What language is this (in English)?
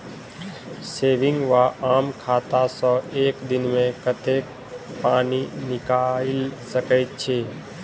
Maithili